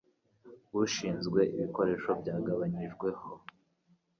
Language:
Kinyarwanda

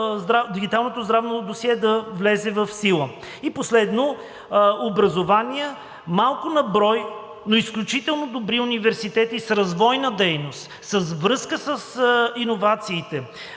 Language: Bulgarian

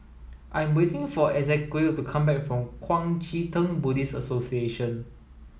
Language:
English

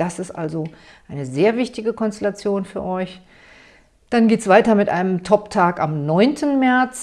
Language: German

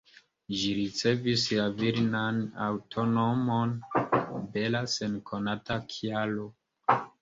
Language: Esperanto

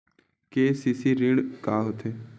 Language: Chhattisgarhi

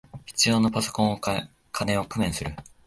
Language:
Japanese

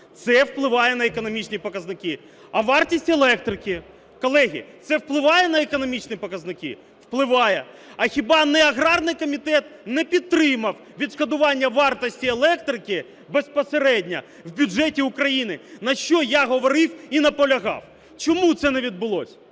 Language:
Ukrainian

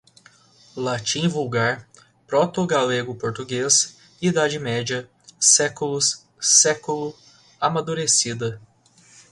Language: Portuguese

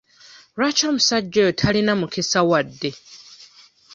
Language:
Ganda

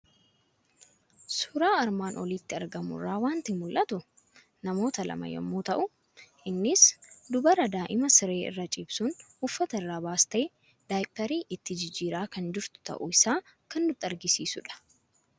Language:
Oromo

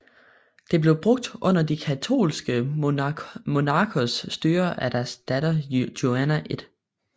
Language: Danish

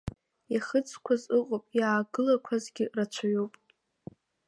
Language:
Abkhazian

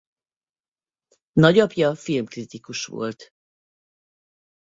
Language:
Hungarian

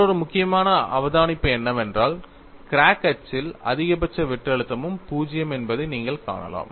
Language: Tamil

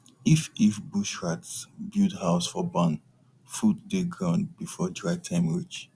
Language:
Nigerian Pidgin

